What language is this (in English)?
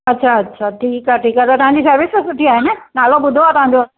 Sindhi